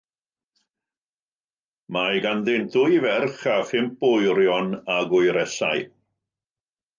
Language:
Welsh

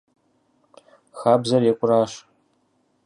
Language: Kabardian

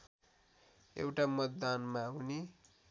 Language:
Nepali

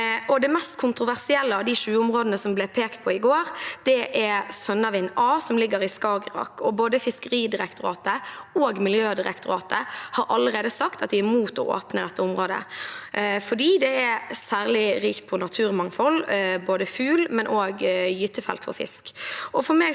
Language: Norwegian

